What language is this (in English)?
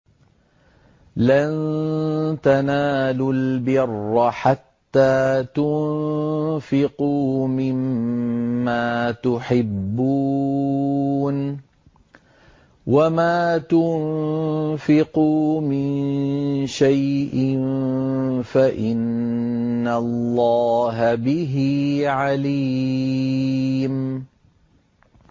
Arabic